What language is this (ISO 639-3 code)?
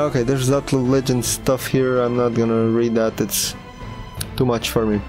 eng